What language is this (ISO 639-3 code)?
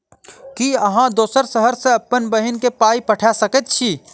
mai